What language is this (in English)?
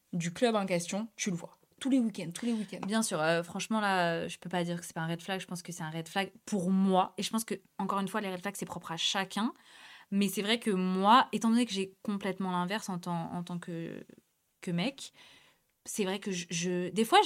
French